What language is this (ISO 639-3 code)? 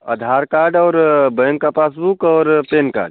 hin